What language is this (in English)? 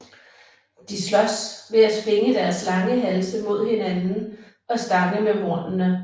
Danish